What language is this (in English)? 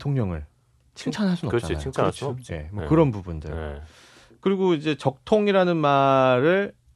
Korean